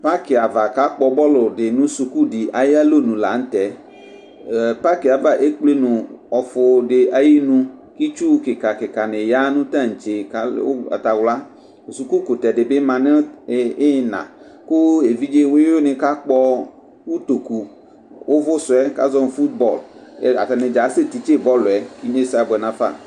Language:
Ikposo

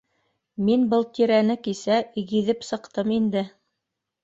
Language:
Bashkir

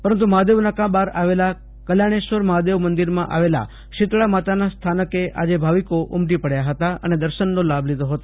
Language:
Gujarati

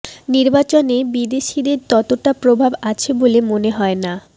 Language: Bangla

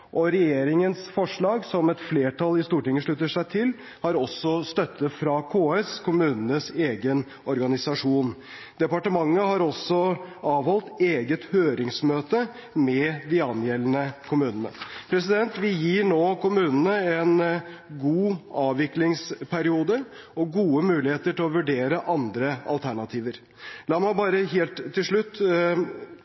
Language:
Norwegian Bokmål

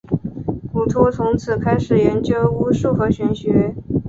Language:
Chinese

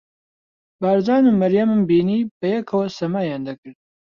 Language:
Central Kurdish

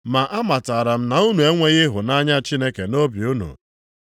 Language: Igbo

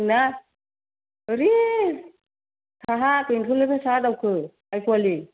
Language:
Bodo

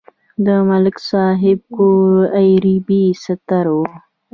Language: Pashto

